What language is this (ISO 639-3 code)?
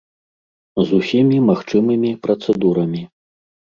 bel